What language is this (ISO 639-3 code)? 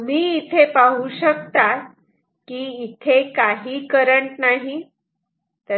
mar